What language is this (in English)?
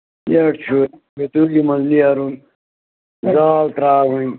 Kashmiri